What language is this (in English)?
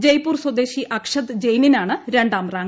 Malayalam